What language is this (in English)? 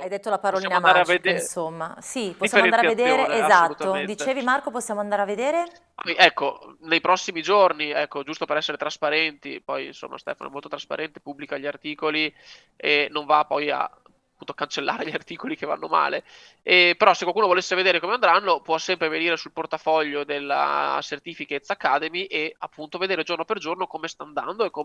Italian